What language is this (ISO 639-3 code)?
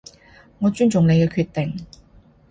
yue